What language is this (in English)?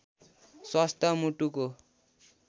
Nepali